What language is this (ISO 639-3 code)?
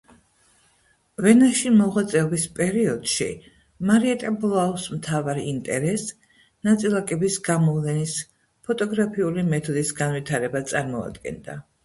kat